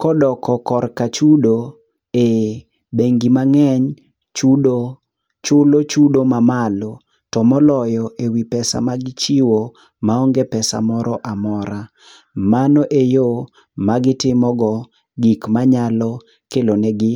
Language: Luo (Kenya and Tanzania)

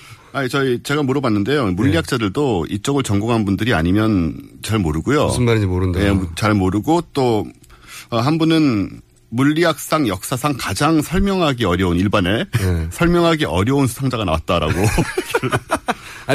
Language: Korean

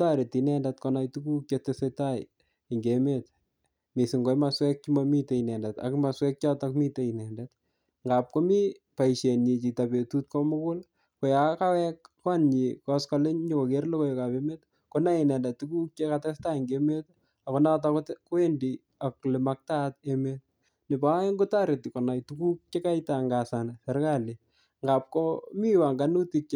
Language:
Kalenjin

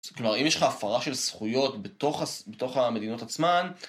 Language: Hebrew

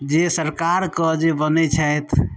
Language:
Maithili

